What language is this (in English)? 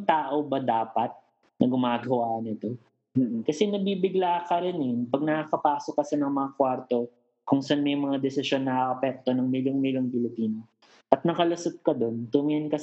Filipino